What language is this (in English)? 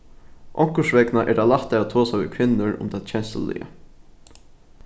Faroese